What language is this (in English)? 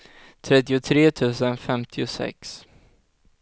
Swedish